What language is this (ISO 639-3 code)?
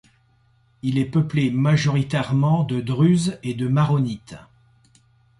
fra